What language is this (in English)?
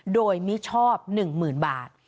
Thai